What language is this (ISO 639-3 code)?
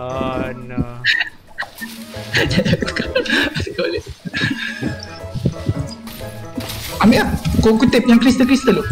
msa